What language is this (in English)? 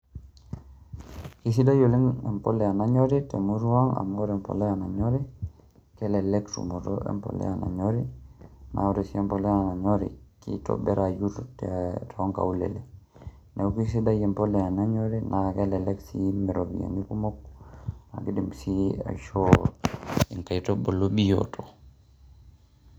Masai